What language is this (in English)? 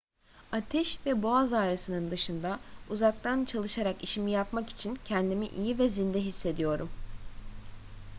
Turkish